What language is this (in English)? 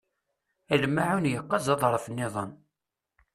Kabyle